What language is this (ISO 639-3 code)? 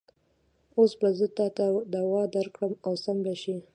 pus